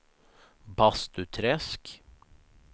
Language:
Swedish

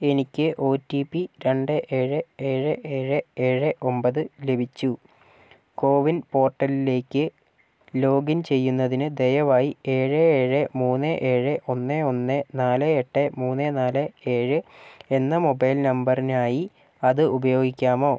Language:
Malayalam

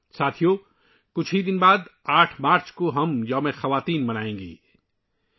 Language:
Urdu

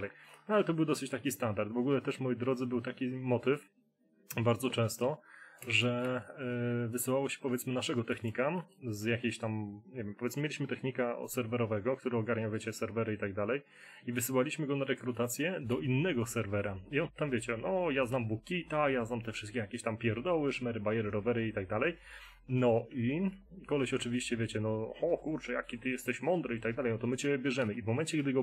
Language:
Polish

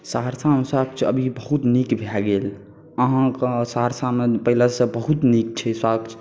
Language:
Maithili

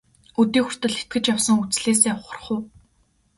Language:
Mongolian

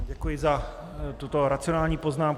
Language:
Czech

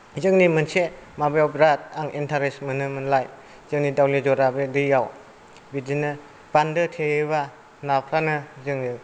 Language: Bodo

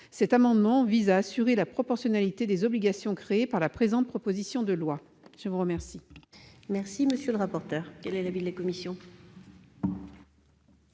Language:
French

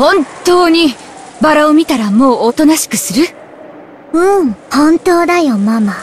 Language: Japanese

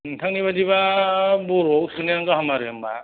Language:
Bodo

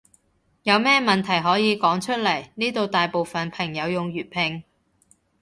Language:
Cantonese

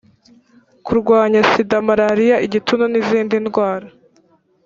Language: Kinyarwanda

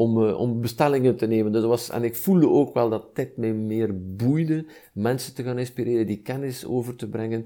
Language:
Dutch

